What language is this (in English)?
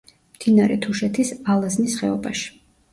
Georgian